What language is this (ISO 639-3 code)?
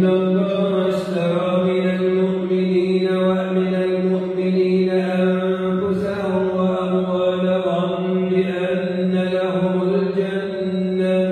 ara